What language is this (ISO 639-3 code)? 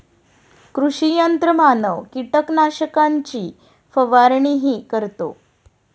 mar